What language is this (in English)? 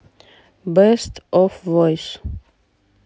Russian